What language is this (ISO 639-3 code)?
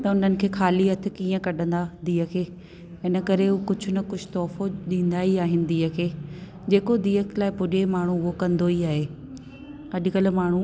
snd